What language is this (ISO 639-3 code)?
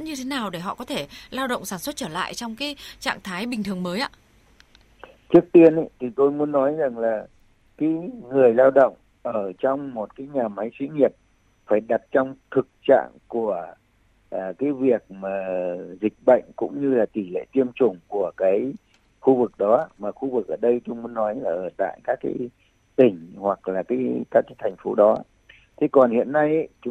vie